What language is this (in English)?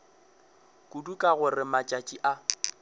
Northern Sotho